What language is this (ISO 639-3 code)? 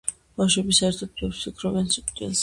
kat